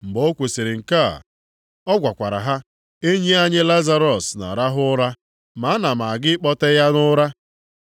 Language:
Igbo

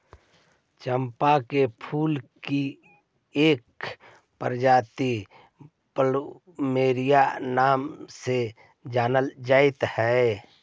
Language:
Magahi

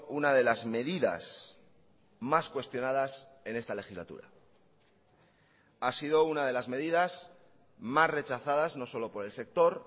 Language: Spanish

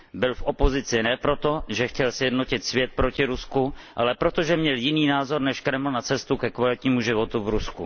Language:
Czech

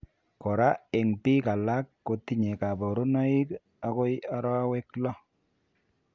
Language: Kalenjin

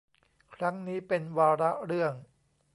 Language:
Thai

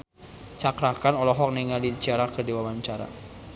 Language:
Sundanese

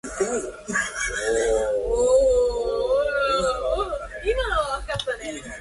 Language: Japanese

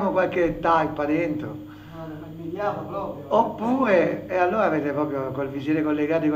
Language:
Italian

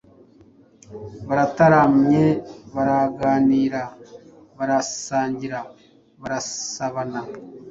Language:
Kinyarwanda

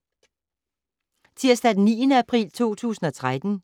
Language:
Danish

